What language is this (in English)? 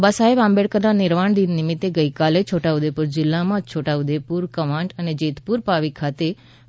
Gujarati